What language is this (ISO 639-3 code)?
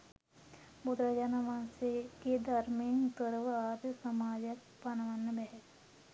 sin